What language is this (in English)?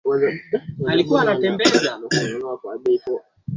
Swahili